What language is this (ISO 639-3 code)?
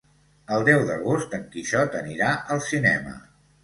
cat